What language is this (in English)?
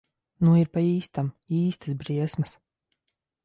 Latvian